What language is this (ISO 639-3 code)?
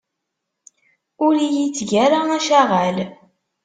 kab